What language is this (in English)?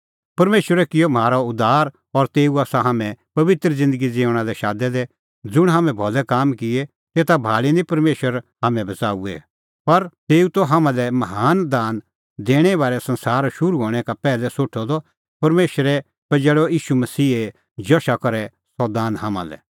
Kullu Pahari